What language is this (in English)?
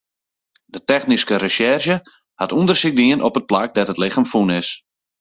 Western Frisian